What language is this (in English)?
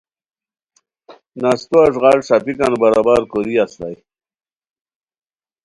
Khowar